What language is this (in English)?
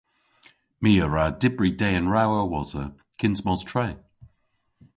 Cornish